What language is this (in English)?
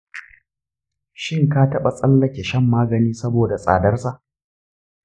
Hausa